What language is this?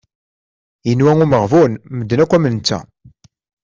Kabyle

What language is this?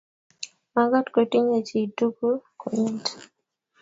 Kalenjin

